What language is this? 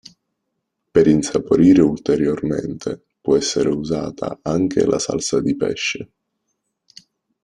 Italian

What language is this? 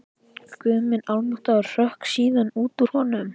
Icelandic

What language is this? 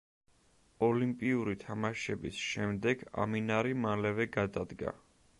Georgian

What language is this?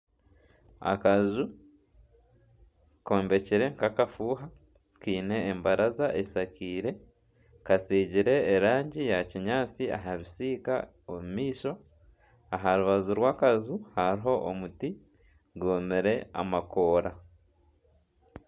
Nyankole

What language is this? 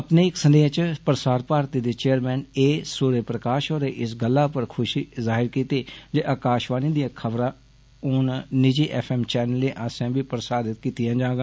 Dogri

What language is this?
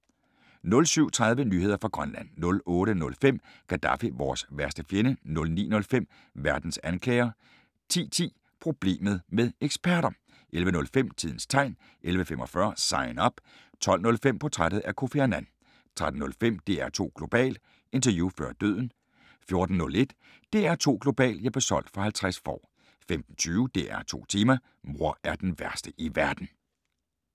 Danish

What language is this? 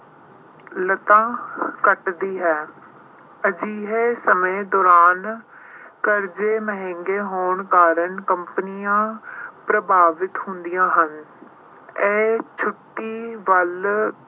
Punjabi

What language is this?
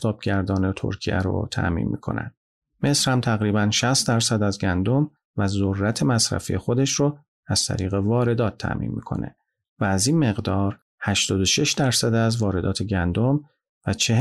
Persian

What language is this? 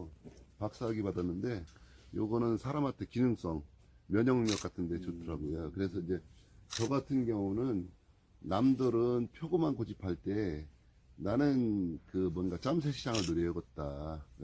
Korean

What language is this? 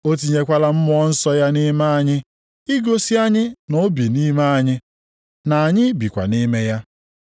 Igbo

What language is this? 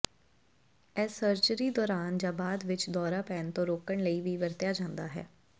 Punjabi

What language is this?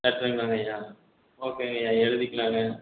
Tamil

